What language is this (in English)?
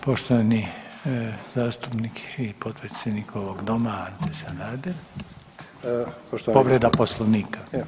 Croatian